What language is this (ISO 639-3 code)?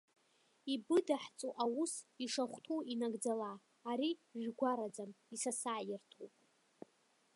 abk